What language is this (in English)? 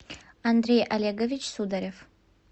Russian